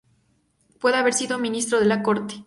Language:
Spanish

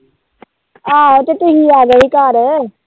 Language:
Punjabi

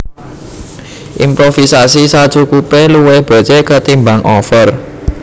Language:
Javanese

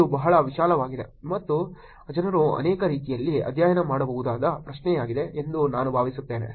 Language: Kannada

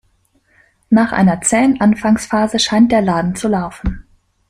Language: German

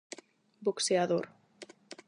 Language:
Galician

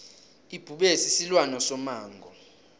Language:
South Ndebele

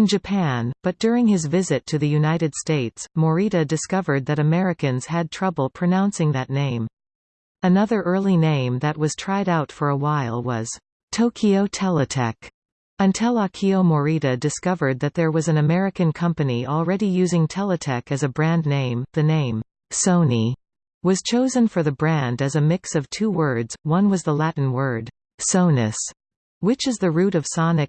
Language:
English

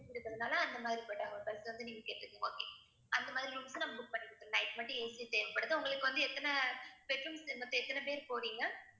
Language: Tamil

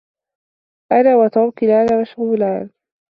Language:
Arabic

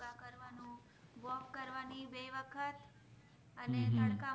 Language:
Gujarati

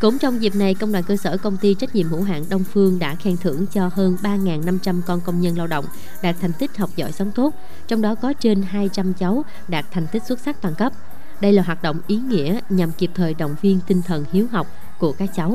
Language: Vietnamese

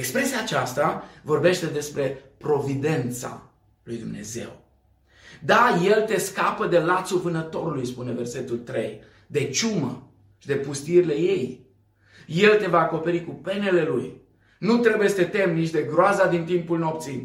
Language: Romanian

